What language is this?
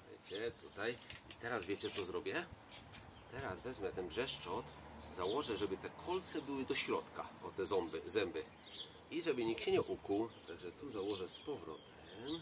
Polish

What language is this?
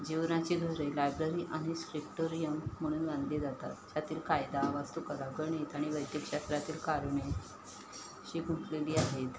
Marathi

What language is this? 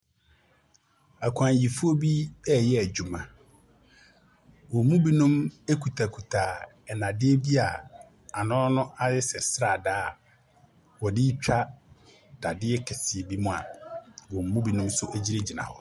Akan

